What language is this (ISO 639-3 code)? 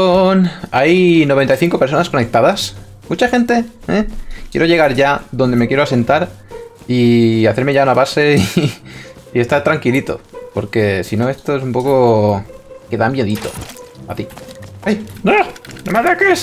spa